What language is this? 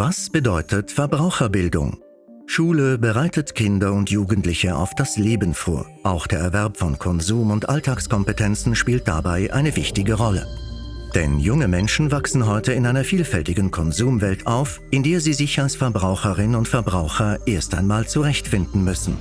German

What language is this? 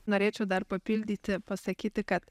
Lithuanian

